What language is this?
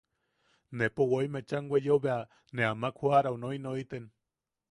Yaqui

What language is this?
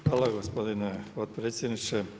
Croatian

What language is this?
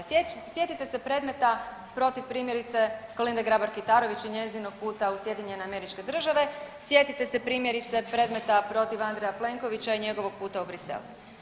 Croatian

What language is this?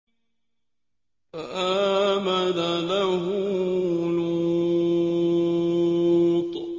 Arabic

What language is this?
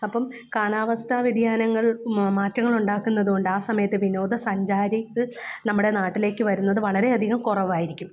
Malayalam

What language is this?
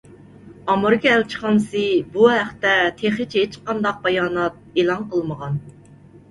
Uyghur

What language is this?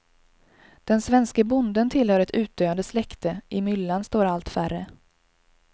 Swedish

